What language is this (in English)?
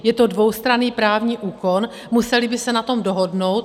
Czech